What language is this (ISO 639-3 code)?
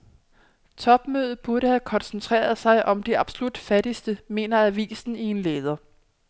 dan